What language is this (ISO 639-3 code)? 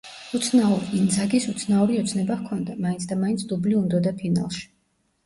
kat